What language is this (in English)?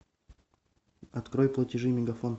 Russian